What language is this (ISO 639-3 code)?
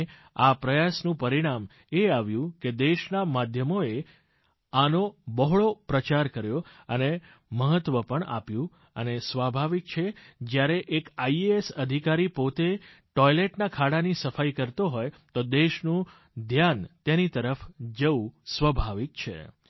guj